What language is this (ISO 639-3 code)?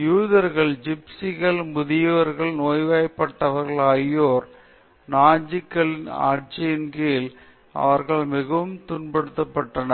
tam